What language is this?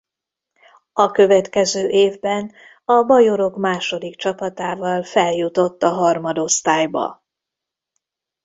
Hungarian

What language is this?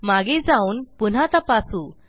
Marathi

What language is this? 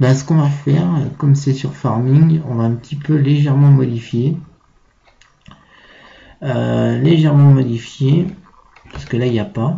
French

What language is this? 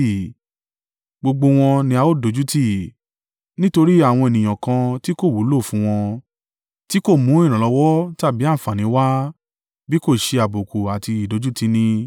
Yoruba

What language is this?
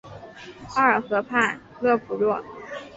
Chinese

